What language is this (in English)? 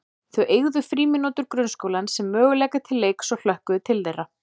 Icelandic